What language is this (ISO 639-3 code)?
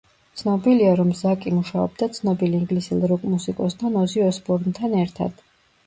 kat